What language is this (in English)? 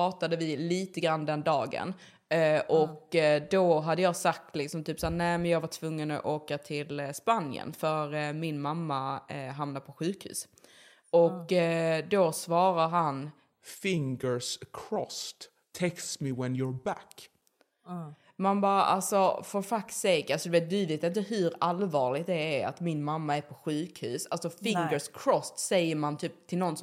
Swedish